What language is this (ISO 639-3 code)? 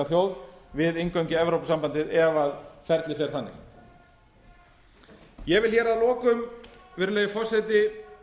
isl